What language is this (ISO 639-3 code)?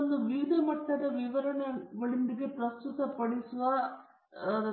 kan